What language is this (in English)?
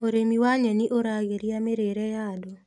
Kikuyu